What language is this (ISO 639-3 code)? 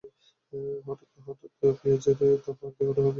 ben